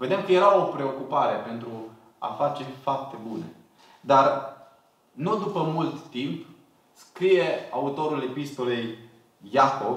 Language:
Romanian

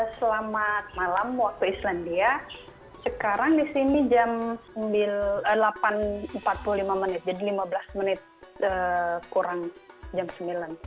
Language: Indonesian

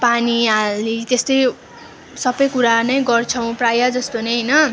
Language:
Nepali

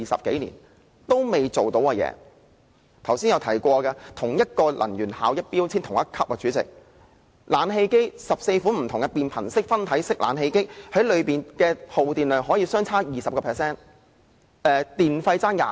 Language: Cantonese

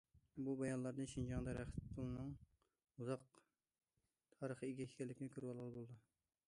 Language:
Uyghur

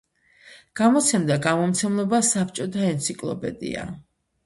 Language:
Georgian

